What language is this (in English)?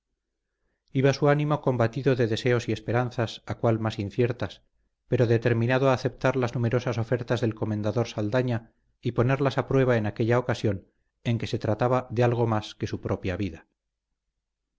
Spanish